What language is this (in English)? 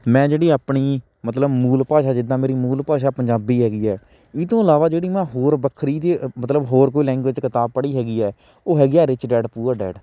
Punjabi